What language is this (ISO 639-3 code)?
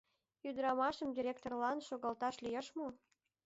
chm